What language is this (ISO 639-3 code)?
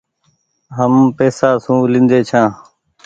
gig